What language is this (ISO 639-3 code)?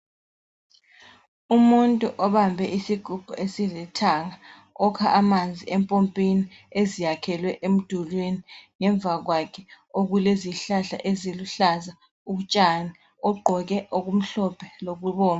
nde